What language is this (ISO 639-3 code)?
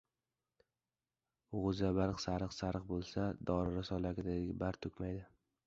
uzb